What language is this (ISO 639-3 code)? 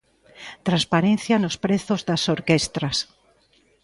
glg